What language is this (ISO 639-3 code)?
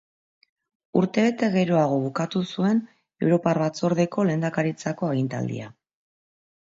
eus